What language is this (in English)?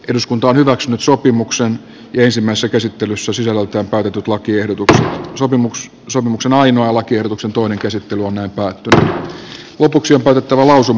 Finnish